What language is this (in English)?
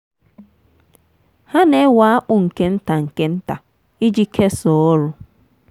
Igbo